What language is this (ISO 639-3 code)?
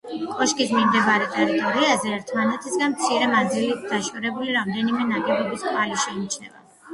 kat